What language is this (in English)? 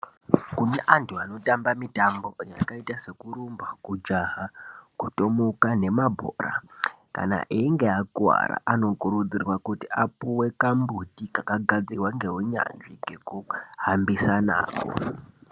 Ndau